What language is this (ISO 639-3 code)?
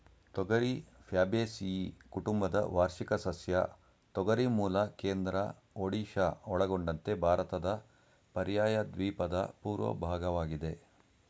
kan